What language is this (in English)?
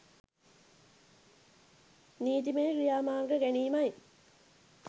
Sinhala